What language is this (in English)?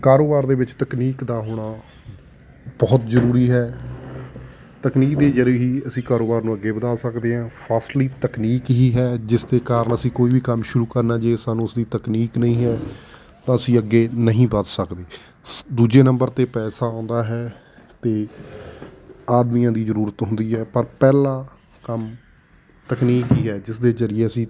Punjabi